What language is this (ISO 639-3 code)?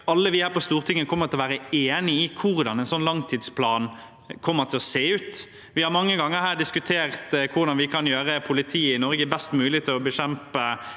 nor